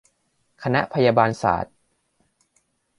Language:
Thai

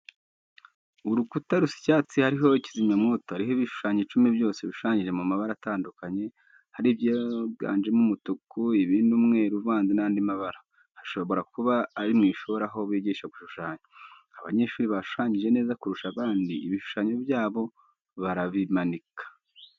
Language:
Kinyarwanda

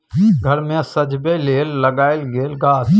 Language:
Maithili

